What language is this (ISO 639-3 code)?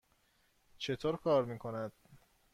fas